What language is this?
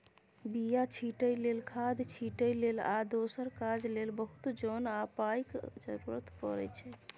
Maithili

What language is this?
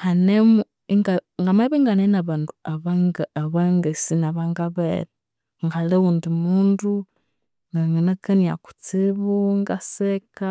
Konzo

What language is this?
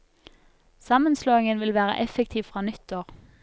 Norwegian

